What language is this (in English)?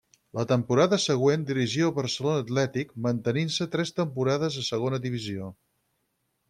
Catalan